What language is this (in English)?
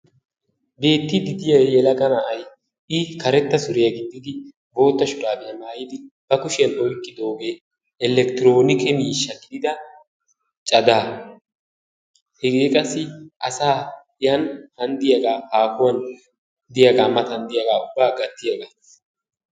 Wolaytta